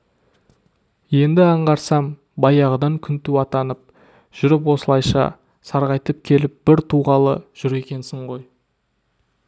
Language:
Kazakh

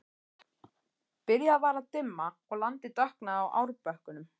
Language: Icelandic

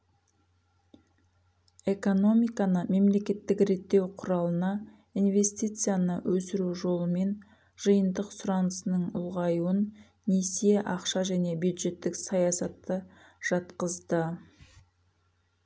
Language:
Kazakh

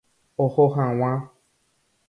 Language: Guarani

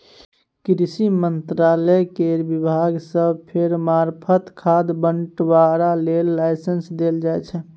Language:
Maithili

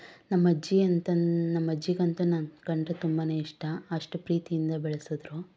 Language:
Kannada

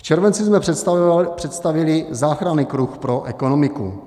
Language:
Czech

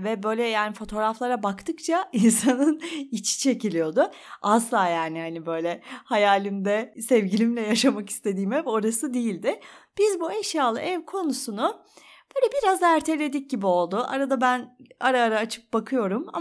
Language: Turkish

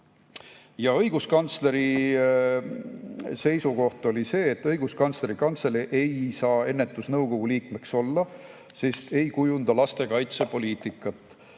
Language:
Estonian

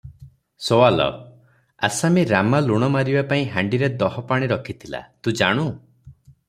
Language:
Odia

